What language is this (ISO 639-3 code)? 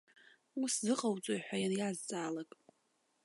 abk